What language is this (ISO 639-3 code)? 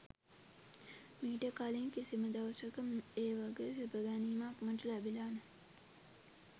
sin